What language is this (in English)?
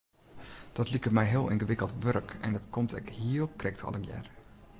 Western Frisian